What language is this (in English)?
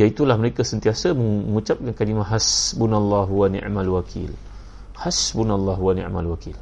Malay